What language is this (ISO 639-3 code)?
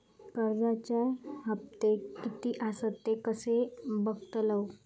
mar